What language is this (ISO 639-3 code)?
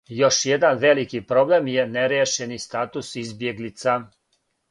srp